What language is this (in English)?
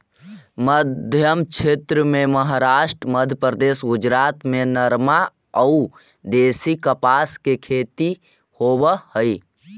Magahi